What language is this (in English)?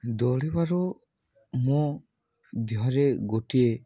Odia